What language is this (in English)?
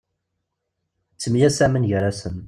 Kabyle